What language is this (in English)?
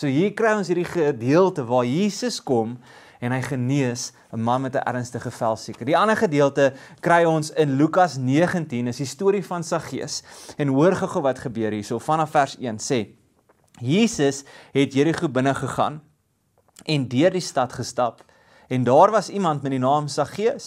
Dutch